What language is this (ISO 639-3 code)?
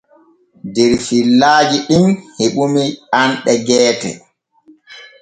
fue